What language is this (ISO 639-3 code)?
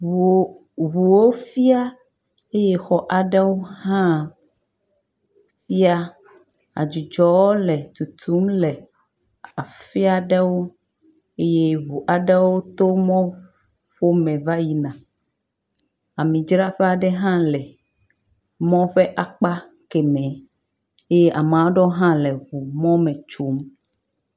ewe